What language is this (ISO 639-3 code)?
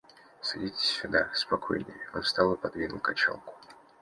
rus